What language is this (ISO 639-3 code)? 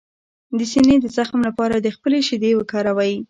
pus